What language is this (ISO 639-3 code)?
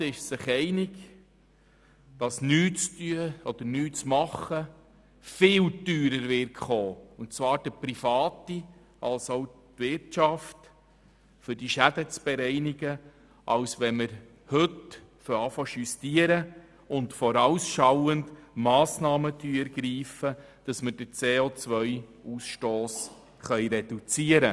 gsw